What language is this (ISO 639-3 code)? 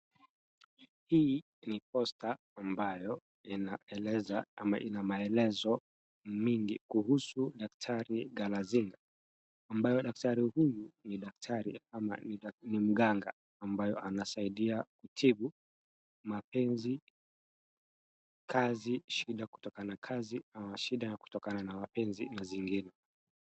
swa